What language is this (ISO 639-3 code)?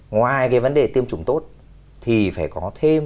vie